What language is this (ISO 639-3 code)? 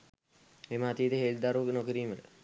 sin